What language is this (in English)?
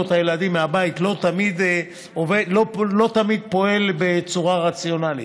Hebrew